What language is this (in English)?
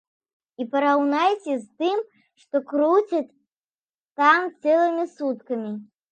Belarusian